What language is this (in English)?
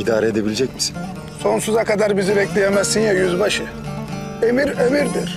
Turkish